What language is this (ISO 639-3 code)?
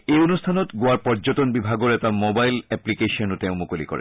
asm